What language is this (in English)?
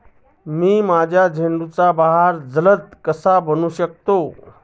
Marathi